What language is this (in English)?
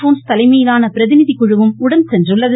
Tamil